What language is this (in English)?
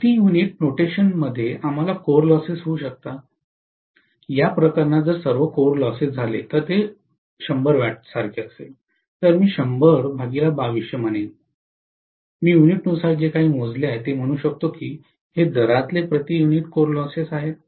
Marathi